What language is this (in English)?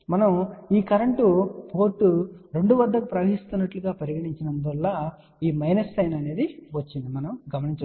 Telugu